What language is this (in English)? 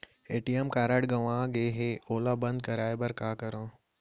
Chhattisgarhi